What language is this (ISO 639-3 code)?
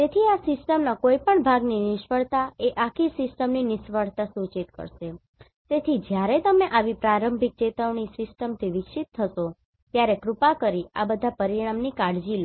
guj